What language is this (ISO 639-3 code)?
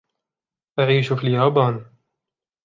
ara